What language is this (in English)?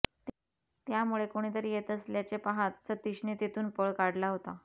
Marathi